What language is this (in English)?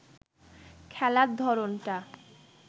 Bangla